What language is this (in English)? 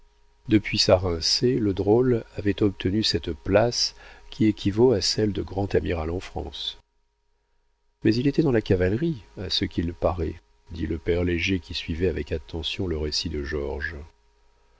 French